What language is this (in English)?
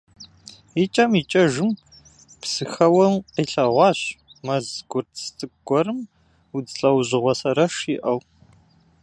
Kabardian